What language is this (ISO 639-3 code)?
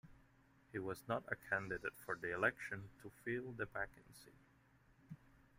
eng